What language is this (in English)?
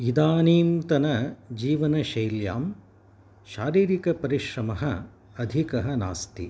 Sanskrit